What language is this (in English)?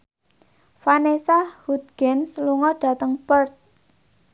Javanese